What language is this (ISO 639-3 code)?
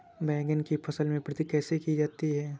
hin